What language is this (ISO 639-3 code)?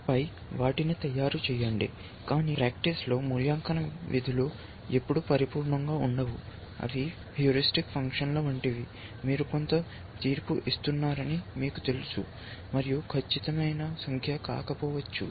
tel